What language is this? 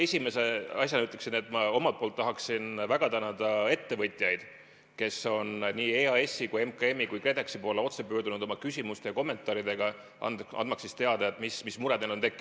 Estonian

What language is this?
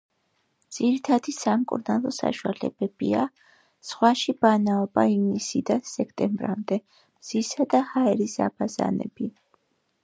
Georgian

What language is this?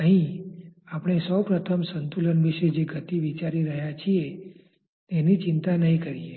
Gujarati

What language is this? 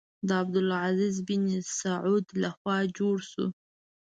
Pashto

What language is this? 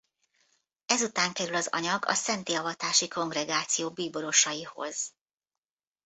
Hungarian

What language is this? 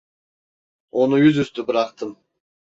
Turkish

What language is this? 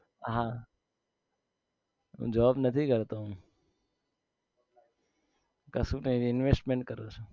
Gujarati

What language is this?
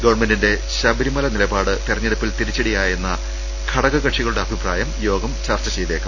Malayalam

